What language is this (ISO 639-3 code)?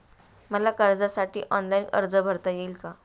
mar